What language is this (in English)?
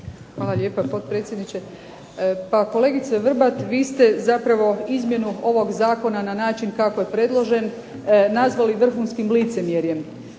Croatian